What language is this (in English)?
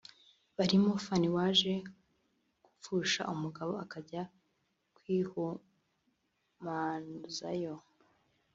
Kinyarwanda